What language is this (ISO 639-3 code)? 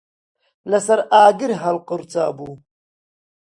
ckb